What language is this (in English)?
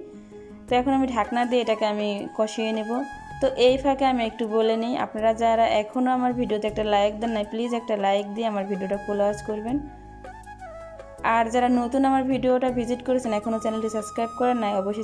Arabic